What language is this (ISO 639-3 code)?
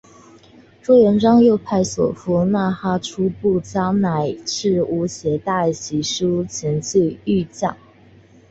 zho